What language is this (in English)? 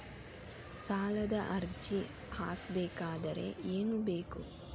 Kannada